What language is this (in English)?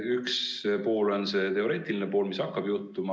Estonian